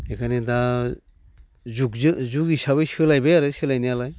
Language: Bodo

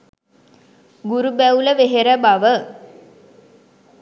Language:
Sinhala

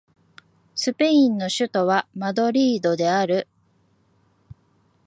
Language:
Japanese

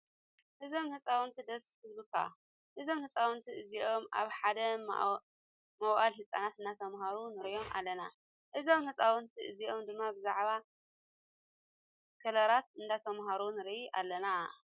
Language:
Tigrinya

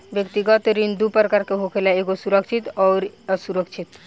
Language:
Bhojpuri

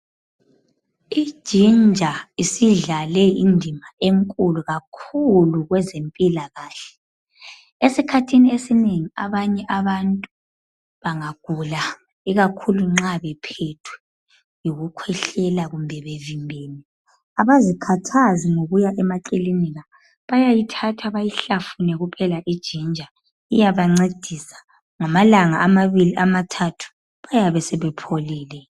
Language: North Ndebele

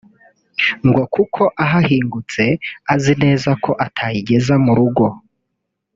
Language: Kinyarwanda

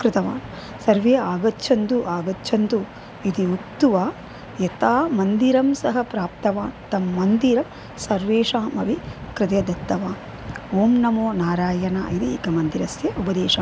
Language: Sanskrit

